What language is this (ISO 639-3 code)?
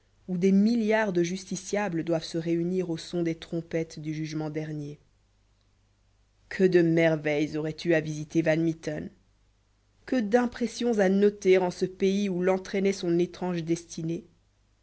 fra